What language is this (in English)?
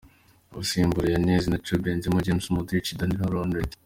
Kinyarwanda